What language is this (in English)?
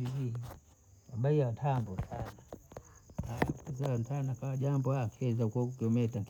Bondei